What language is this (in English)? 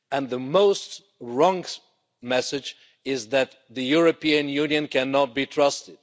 English